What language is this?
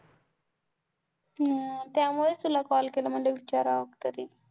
Marathi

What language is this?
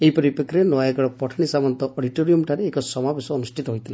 Odia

